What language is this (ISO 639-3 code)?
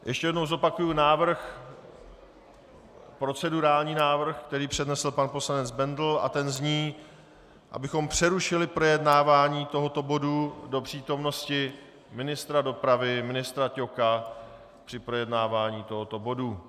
ces